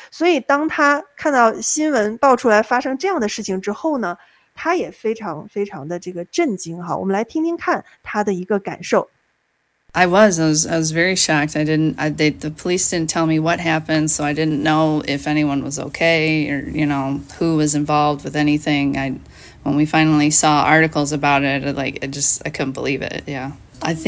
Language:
Chinese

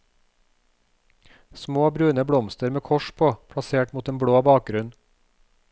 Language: Norwegian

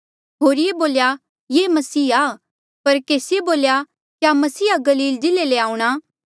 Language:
Mandeali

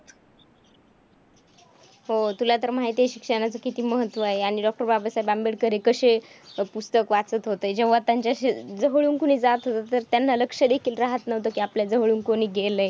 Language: Marathi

